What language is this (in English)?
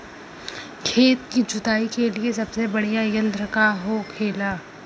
Bhojpuri